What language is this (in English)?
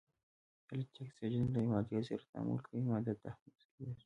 Pashto